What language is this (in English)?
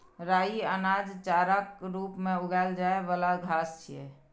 Maithili